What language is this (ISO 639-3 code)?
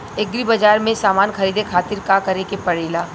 bho